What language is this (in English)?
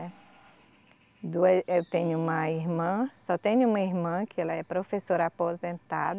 Portuguese